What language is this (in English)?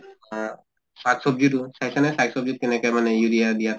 Assamese